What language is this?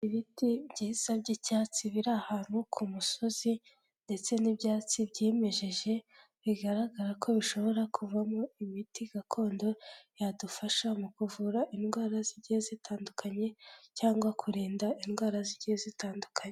Kinyarwanda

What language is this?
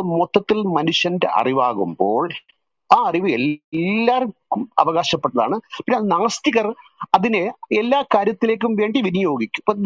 Malayalam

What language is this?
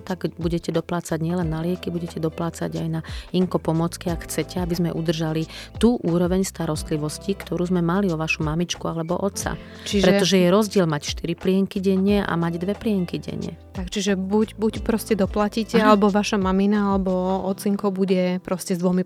Slovak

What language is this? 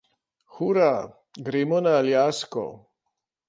Slovenian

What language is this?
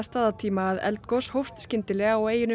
Icelandic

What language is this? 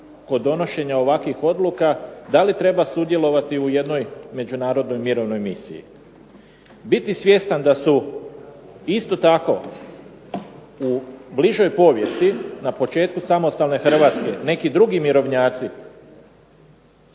Croatian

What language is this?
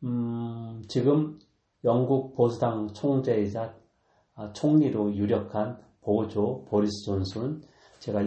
Korean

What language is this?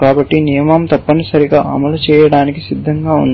Telugu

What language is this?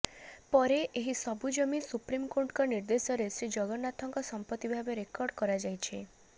Odia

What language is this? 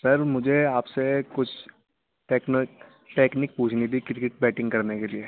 Urdu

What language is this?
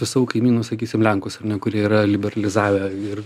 Lithuanian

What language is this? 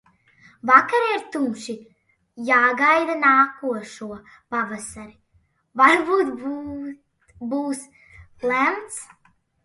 Latvian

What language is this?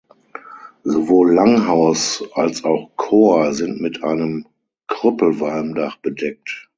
German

